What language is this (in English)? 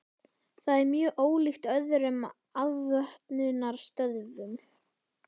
Icelandic